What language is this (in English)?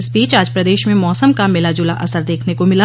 Hindi